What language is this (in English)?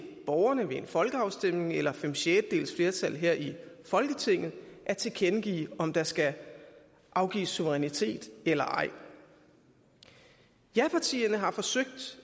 Danish